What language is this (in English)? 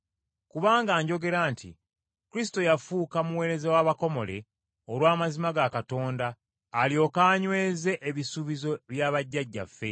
Ganda